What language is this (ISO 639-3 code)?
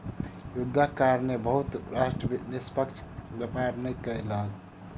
mai